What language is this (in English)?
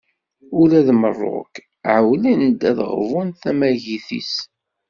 Kabyle